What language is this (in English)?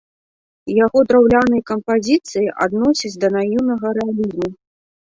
Belarusian